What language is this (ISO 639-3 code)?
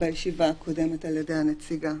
heb